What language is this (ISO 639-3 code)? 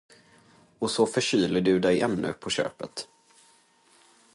swe